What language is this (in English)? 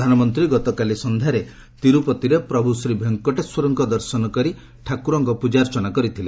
Odia